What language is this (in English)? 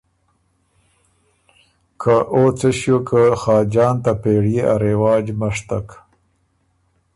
Ormuri